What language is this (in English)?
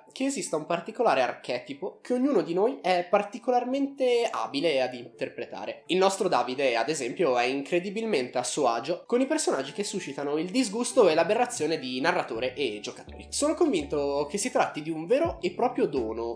Italian